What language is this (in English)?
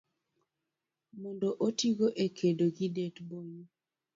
Luo (Kenya and Tanzania)